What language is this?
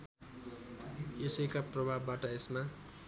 Nepali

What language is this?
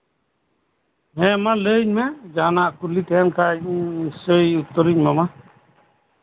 Santali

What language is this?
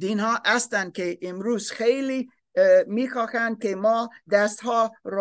Persian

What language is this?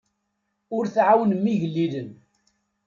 Kabyle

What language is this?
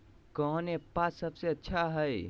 Magahi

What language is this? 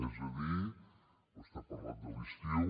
Catalan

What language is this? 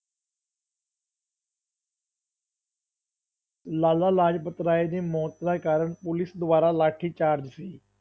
Punjabi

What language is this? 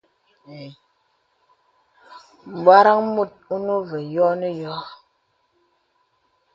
Bebele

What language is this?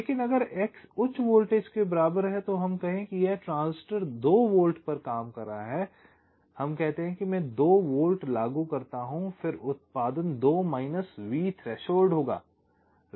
Hindi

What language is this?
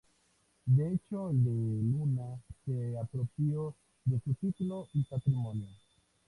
Spanish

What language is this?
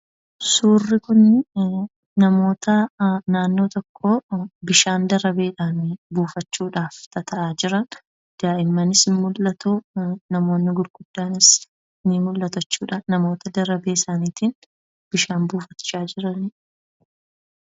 Oromo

